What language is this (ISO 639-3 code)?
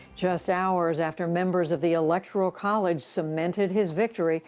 eng